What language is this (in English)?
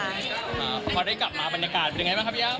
Thai